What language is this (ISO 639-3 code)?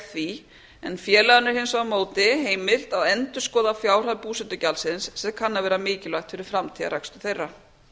isl